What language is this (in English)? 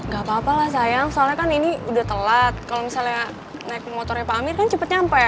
Indonesian